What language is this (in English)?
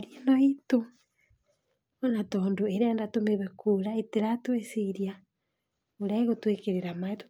Kikuyu